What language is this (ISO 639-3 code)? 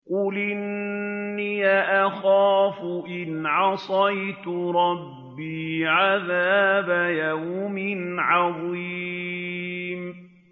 ara